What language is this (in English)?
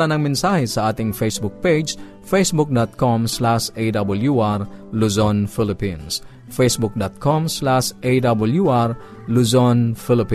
Filipino